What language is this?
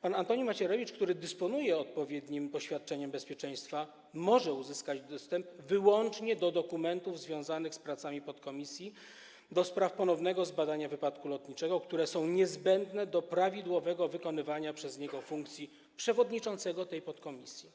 Polish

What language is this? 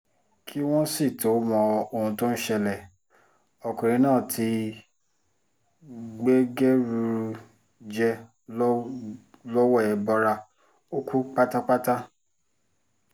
Yoruba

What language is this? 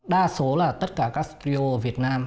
Vietnamese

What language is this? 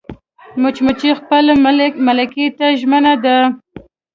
Pashto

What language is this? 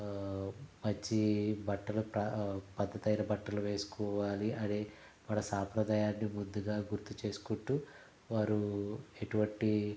Telugu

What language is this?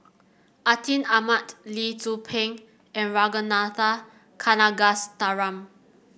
English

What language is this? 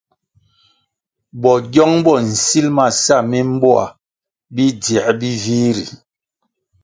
Kwasio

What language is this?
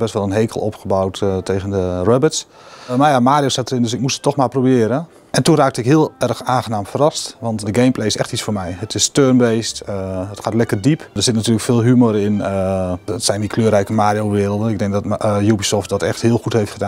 Dutch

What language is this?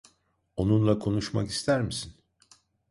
Turkish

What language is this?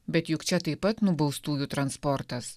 Lithuanian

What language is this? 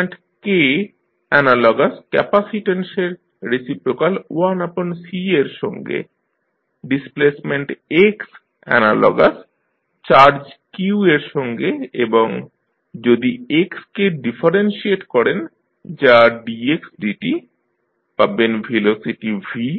Bangla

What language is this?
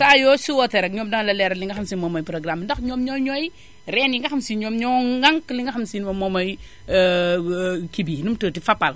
Wolof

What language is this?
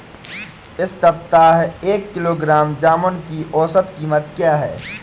Hindi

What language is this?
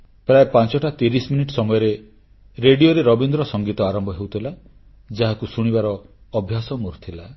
Odia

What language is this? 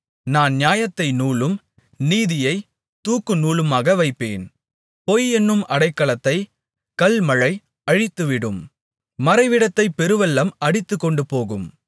Tamil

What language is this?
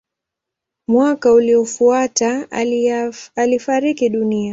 Swahili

